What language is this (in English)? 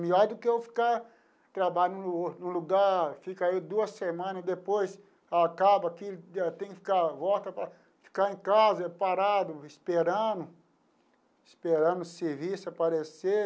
Portuguese